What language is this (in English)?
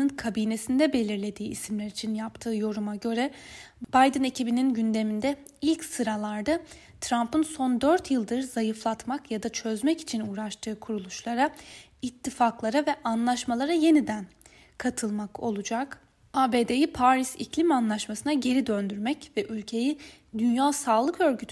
Turkish